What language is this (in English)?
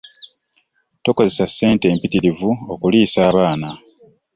Ganda